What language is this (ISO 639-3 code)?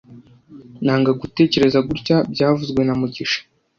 kin